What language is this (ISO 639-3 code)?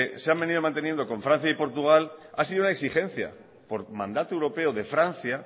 spa